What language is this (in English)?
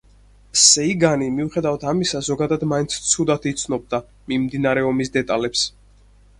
Georgian